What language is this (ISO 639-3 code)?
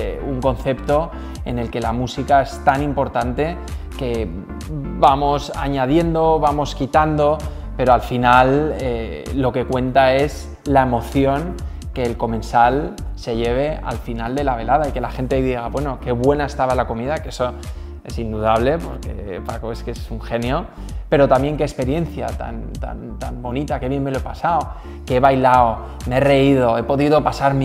spa